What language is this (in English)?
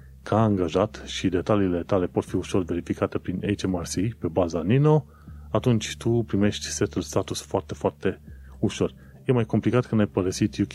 Romanian